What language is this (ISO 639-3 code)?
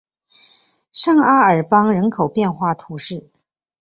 zho